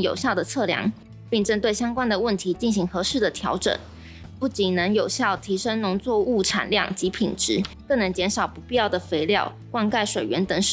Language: Chinese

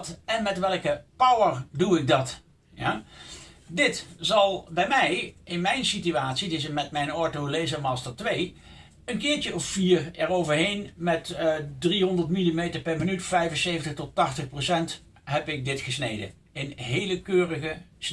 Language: Dutch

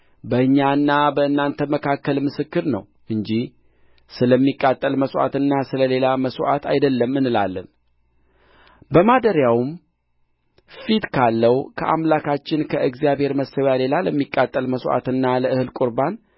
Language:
Amharic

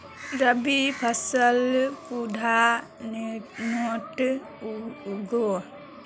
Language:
Magahi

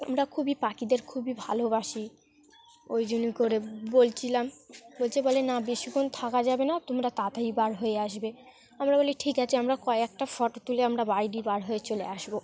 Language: Bangla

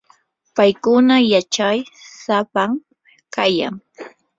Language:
Yanahuanca Pasco Quechua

